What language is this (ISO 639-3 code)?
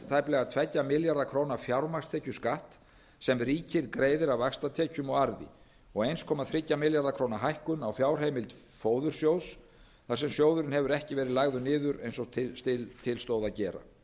isl